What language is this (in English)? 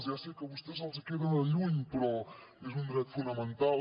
Catalan